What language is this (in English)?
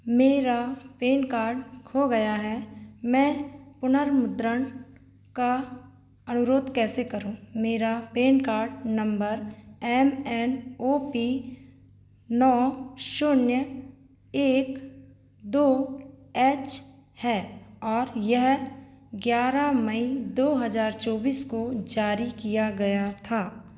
Hindi